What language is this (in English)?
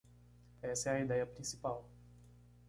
Portuguese